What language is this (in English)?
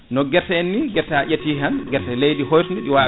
Fula